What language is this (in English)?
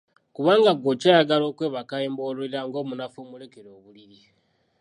Ganda